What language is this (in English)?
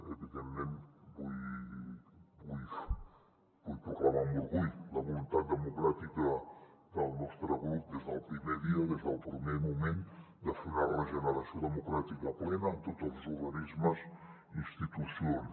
Catalan